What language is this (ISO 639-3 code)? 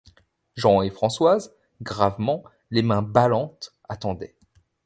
fra